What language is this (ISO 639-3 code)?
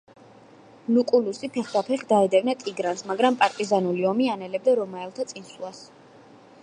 kat